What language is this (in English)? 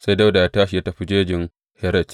Hausa